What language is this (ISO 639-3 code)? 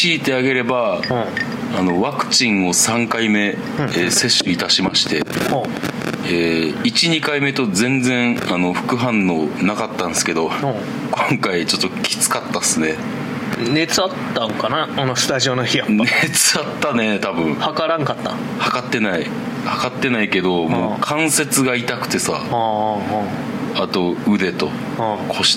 jpn